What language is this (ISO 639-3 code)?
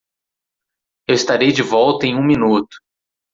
por